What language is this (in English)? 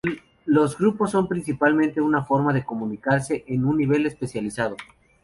Spanish